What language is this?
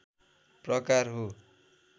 Nepali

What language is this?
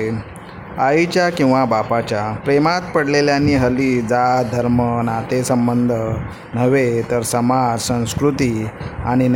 Marathi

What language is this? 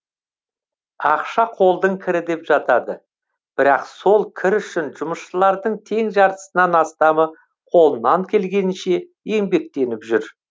Kazakh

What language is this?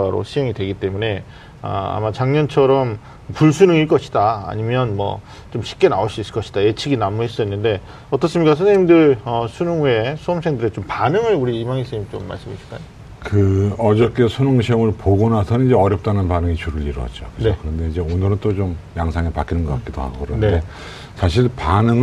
Korean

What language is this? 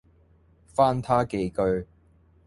Cantonese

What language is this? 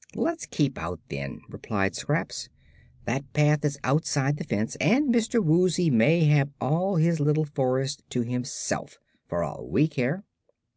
English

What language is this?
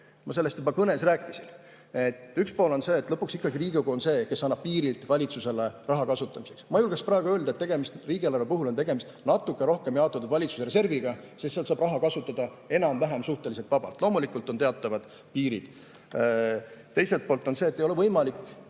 Estonian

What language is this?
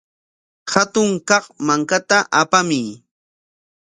Corongo Ancash Quechua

